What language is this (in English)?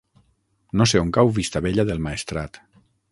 Catalan